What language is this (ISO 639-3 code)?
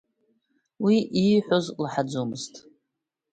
abk